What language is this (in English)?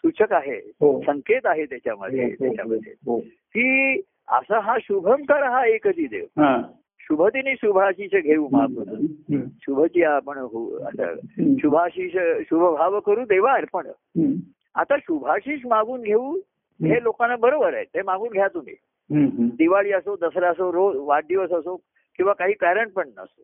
Marathi